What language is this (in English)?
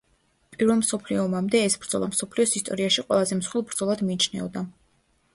Georgian